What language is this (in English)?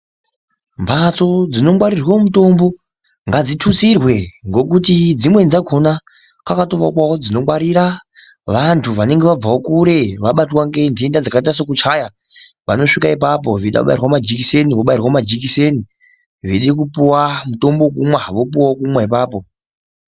Ndau